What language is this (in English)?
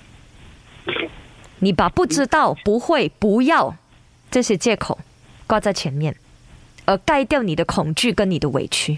Chinese